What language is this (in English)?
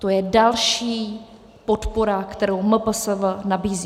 Czech